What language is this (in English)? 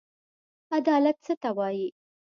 Pashto